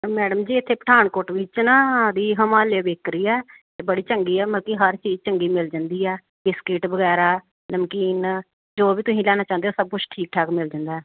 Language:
Punjabi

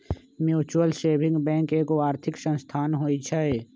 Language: Magahi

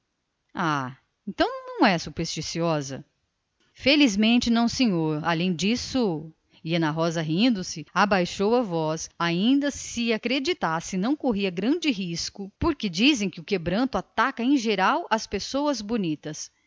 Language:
Portuguese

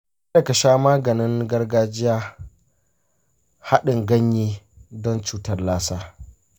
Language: Hausa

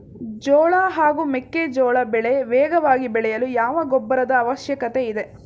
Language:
Kannada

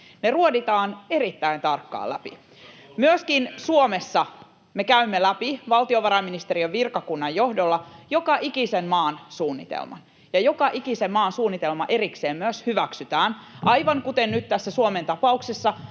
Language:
Finnish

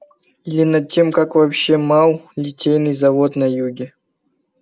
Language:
Russian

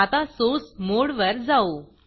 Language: Marathi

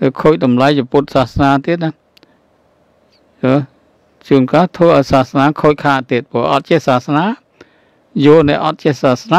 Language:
Thai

